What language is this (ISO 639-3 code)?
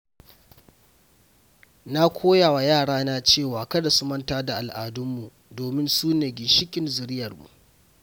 hau